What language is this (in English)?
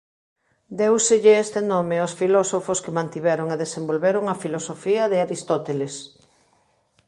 Galician